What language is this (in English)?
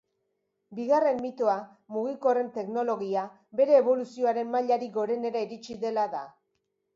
Basque